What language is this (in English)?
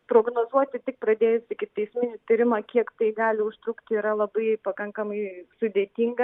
Lithuanian